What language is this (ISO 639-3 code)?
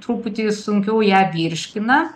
lit